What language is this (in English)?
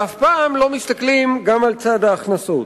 Hebrew